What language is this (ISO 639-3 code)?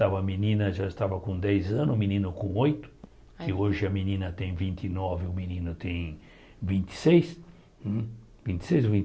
por